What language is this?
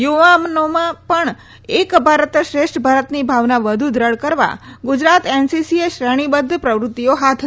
Gujarati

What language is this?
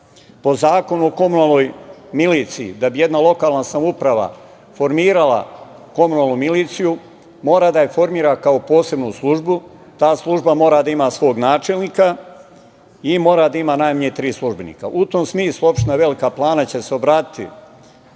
Serbian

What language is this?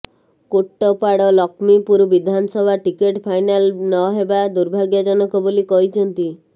Odia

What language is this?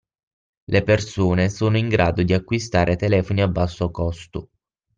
Italian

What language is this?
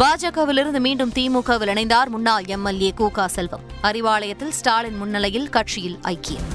Tamil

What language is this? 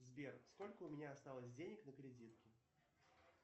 Russian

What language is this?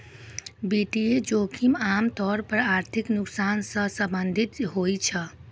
Maithili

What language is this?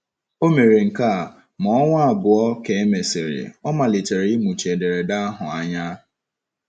Igbo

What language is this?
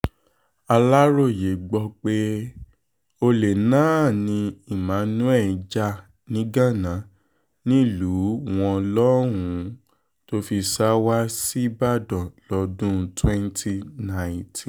Yoruba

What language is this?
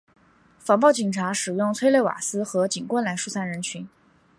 Chinese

